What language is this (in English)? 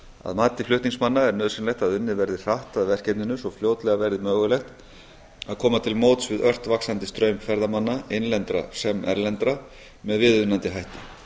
Icelandic